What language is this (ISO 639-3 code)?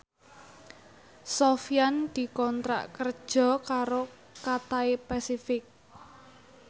jav